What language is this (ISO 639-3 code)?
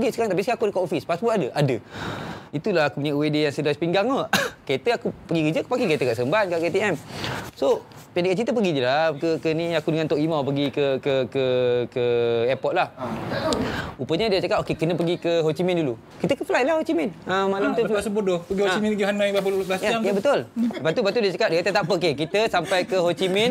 msa